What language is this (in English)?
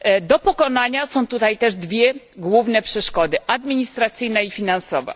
Polish